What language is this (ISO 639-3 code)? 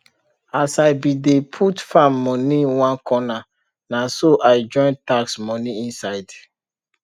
pcm